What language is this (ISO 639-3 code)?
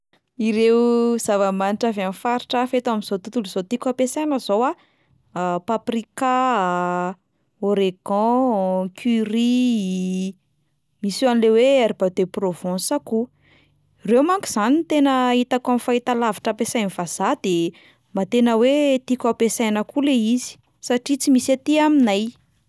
mlg